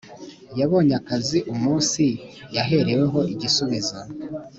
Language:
Kinyarwanda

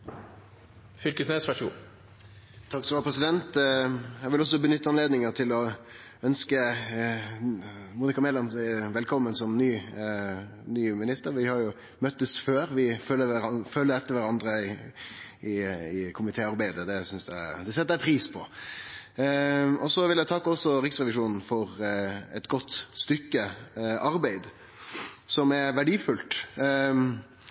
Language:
Norwegian Nynorsk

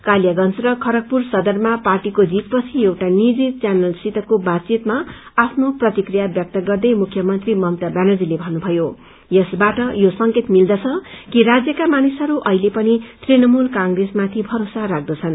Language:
Nepali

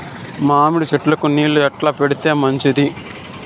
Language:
Telugu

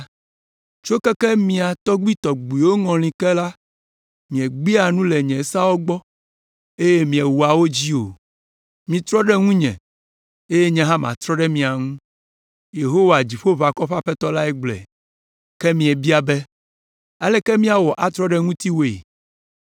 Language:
Ewe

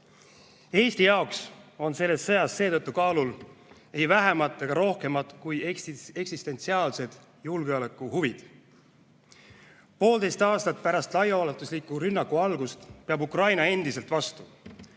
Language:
Estonian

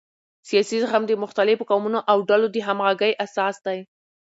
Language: Pashto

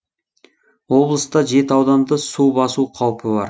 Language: Kazakh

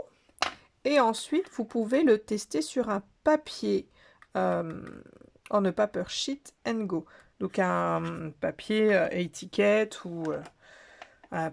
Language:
French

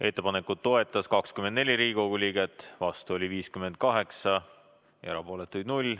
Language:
Estonian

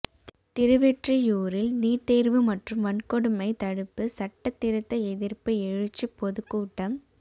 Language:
Tamil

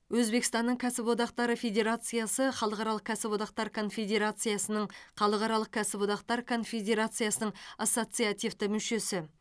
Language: Kazakh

